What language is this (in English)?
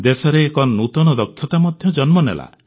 Odia